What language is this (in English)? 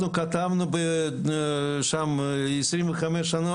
Hebrew